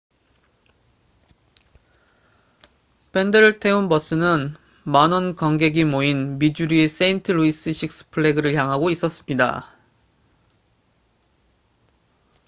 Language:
Korean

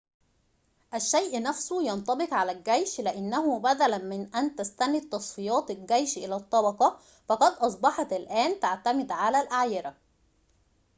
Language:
Arabic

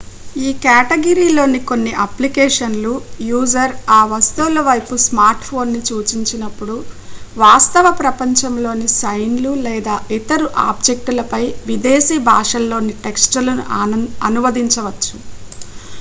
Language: Telugu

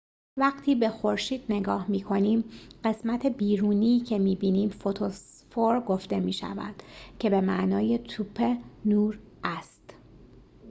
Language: Persian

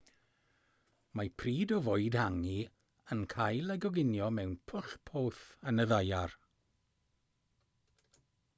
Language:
Welsh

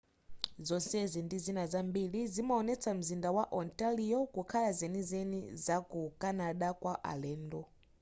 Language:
Nyanja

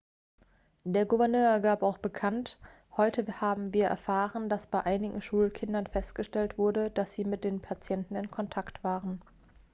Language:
German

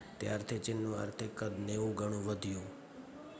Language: Gujarati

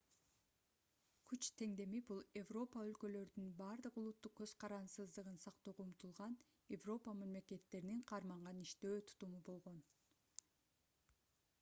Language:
Kyrgyz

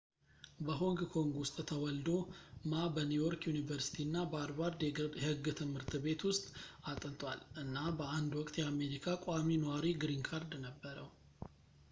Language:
Amharic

